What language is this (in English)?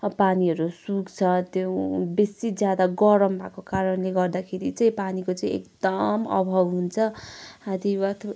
Nepali